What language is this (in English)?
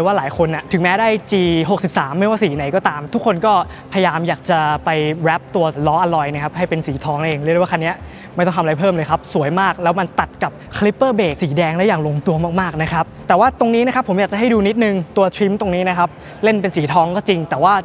Thai